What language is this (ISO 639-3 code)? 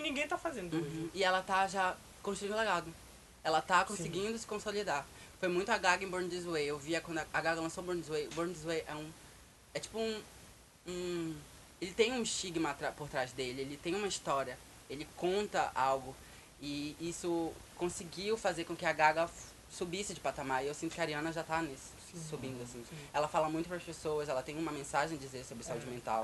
por